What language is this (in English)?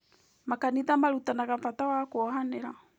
Kikuyu